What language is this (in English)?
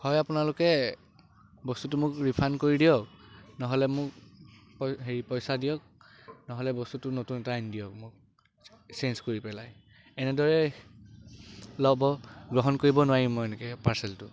Assamese